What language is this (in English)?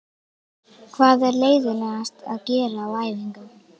Icelandic